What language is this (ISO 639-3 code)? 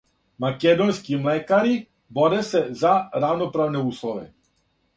srp